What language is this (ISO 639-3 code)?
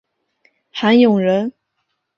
zho